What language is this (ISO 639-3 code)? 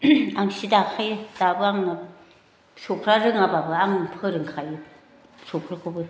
brx